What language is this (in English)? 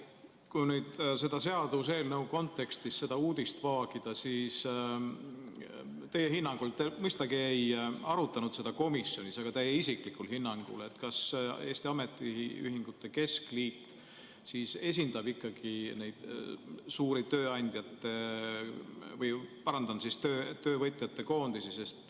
Estonian